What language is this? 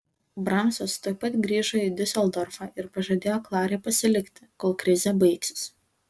Lithuanian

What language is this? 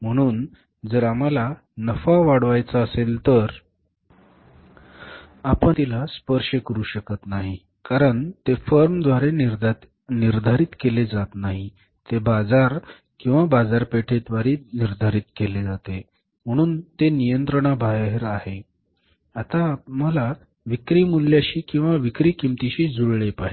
Marathi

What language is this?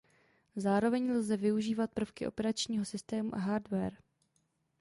Czech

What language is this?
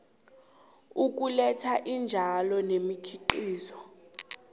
South Ndebele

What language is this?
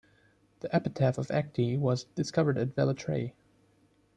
English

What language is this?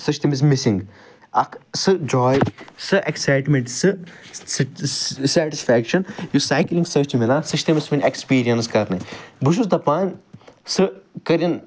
Kashmiri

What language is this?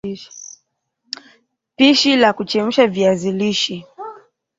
Swahili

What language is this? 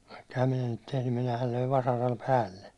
Finnish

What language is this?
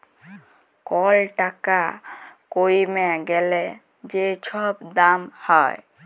Bangla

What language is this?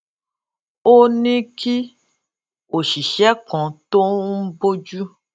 Yoruba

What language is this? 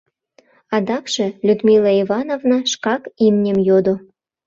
Mari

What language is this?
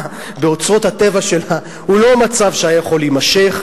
Hebrew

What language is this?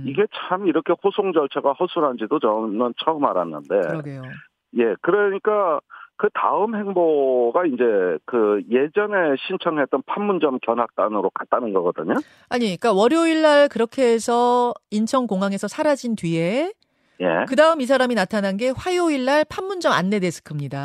Korean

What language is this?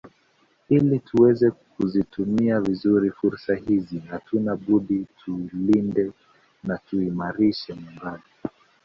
Swahili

